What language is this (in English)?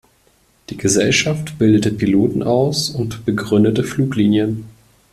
German